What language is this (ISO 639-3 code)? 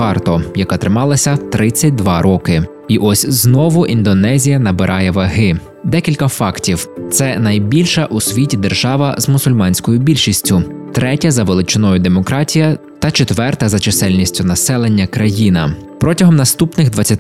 ukr